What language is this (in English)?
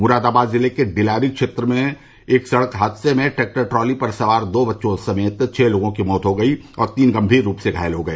Hindi